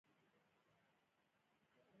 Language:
Pashto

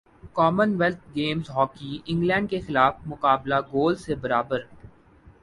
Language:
Urdu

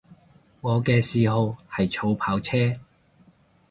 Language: Cantonese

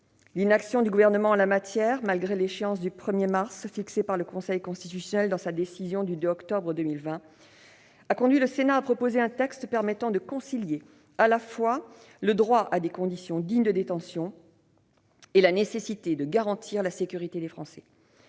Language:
French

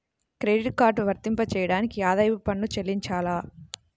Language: Telugu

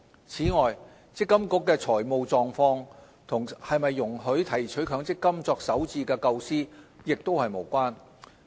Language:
Cantonese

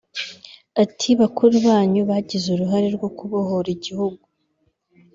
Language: Kinyarwanda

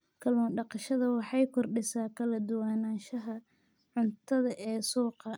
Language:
Somali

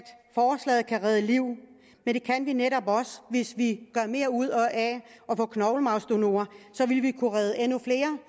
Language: Danish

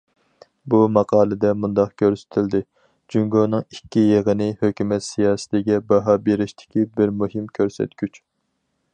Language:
Uyghur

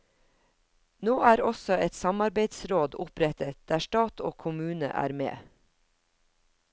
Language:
Norwegian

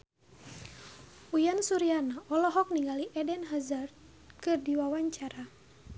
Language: Sundanese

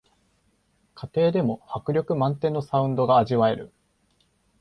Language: Japanese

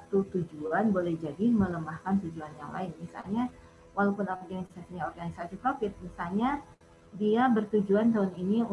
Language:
Indonesian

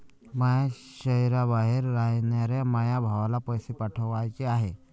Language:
Marathi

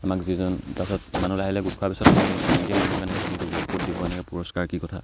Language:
Assamese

